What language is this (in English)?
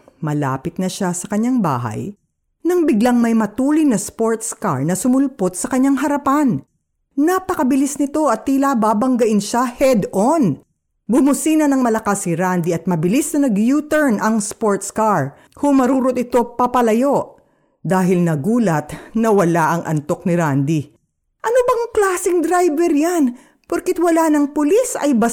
Filipino